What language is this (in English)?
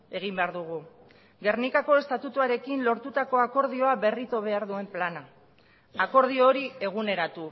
Basque